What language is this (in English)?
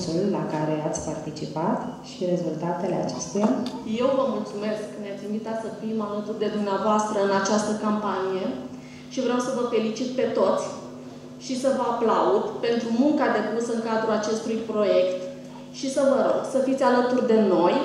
Romanian